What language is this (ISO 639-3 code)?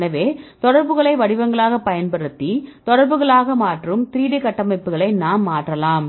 tam